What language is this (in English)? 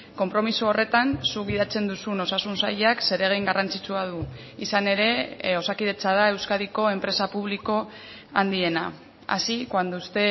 Basque